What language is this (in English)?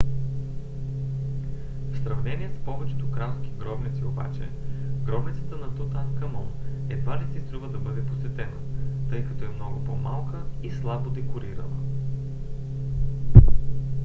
Bulgarian